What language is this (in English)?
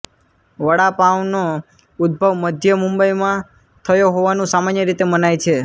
Gujarati